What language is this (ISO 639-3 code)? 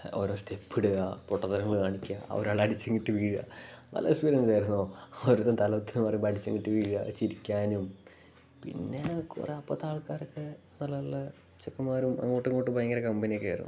mal